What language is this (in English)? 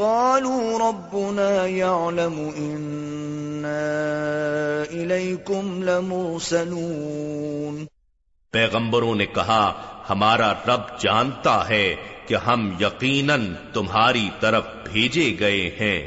Urdu